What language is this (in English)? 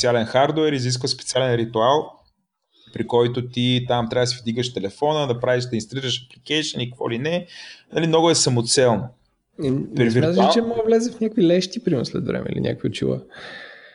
Bulgarian